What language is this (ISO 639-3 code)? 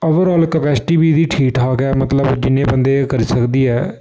doi